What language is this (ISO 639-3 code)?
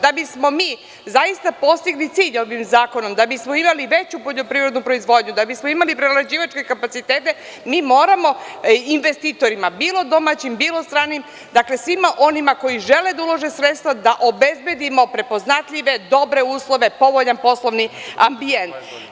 srp